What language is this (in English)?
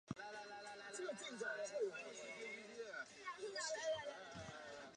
Chinese